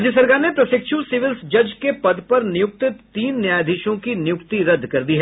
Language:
Hindi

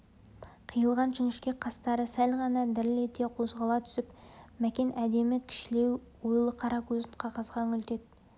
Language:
Kazakh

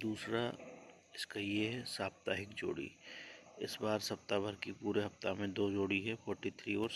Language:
Hindi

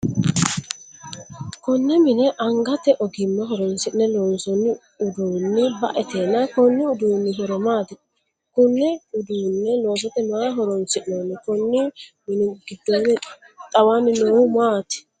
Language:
Sidamo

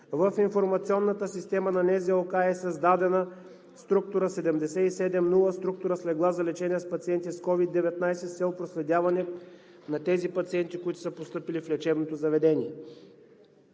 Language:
Bulgarian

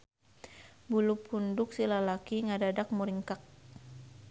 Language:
Sundanese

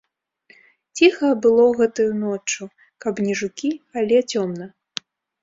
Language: Belarusian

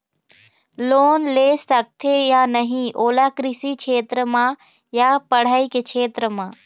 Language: Chhattisgarhi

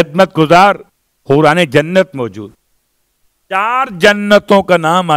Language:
Hindi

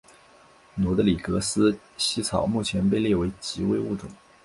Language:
Chinese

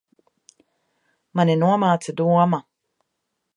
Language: Latvian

